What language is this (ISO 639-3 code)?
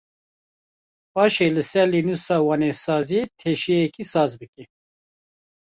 kur